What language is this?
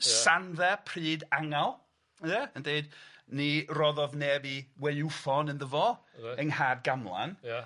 Welsh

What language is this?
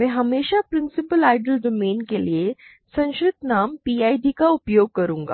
Hindi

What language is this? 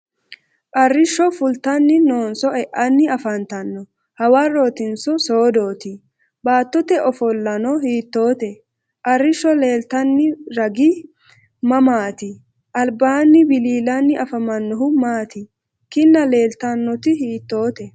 Sidamo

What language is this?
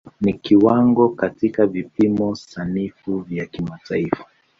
Swahili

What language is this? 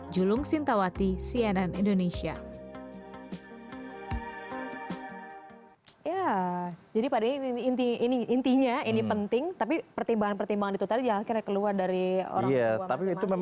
Indonesian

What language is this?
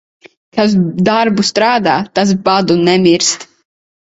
Latvian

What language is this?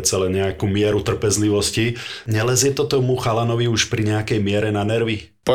Slovak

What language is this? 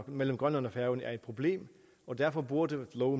Danish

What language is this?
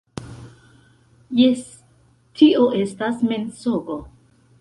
Esperanto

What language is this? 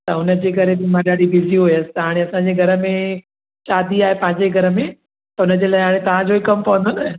Sindhi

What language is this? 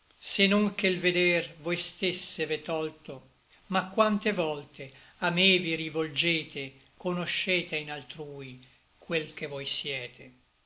Italian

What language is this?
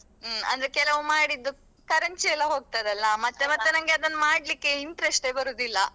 Kannada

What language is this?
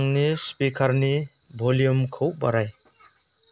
Bodo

